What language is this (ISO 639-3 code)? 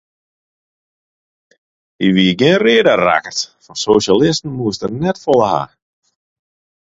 fry